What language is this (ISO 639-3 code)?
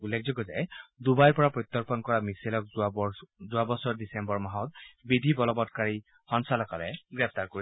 asm